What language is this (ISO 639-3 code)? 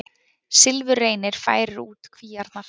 isl